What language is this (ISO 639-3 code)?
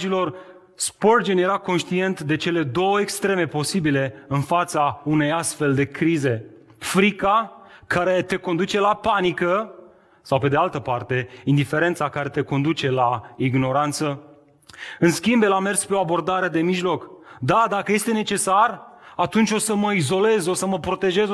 ron